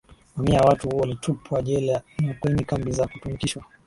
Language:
Swahili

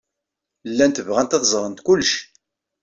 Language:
Kabyle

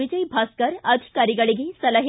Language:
Kannada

